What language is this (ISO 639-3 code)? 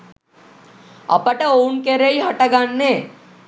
sin